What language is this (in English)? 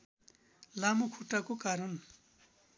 Nepali